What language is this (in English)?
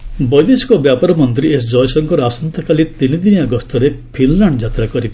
Odia